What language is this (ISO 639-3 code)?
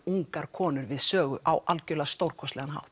isl